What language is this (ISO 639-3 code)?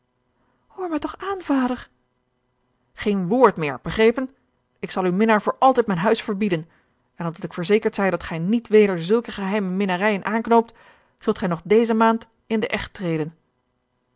nld